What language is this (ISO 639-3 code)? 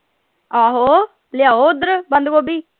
pan